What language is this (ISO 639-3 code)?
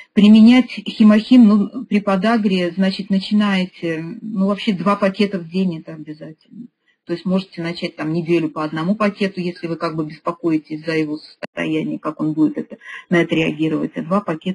rus